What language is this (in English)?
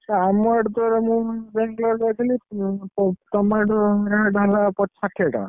Odia